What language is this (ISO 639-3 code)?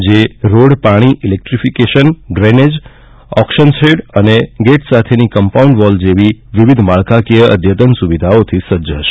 guj